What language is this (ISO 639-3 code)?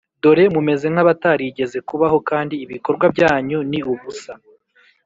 kin